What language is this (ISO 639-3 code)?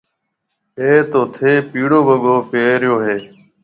mve